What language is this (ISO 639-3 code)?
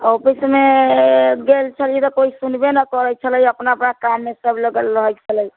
mai